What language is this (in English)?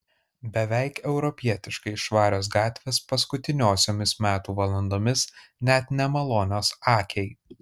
Lithuanian